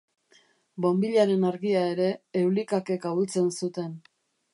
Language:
Basque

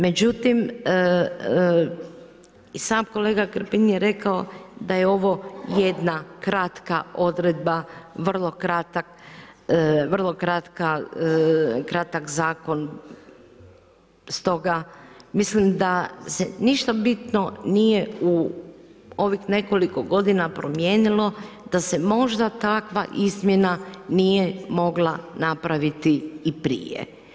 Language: Croatian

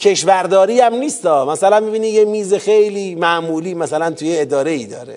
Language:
Persian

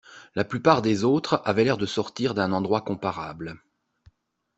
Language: French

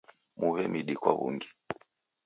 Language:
Taita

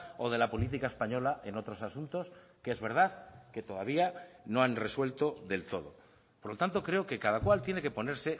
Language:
Spanish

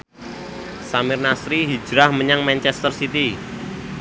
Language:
Javanese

